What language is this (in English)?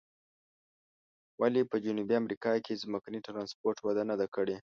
Pashto